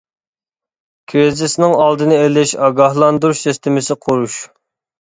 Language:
Uyghur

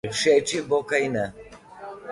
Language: Slovenian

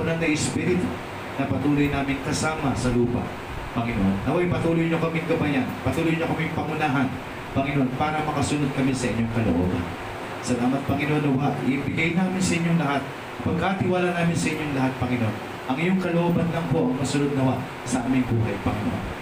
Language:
Filipino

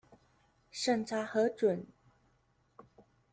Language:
Chinese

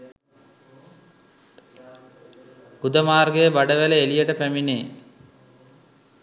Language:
Sinhala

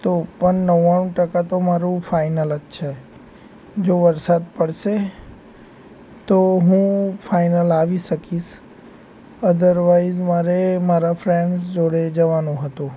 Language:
Gujarati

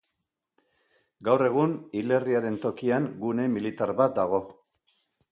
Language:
Basque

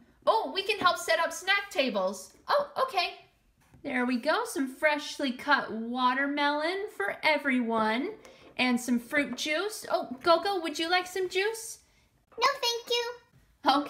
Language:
English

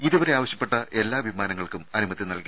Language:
Malayalam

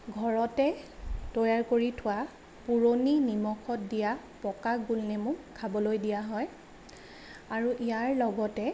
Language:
Assamese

